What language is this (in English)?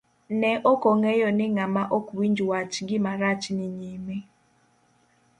Luo (Kenya and Tanzania)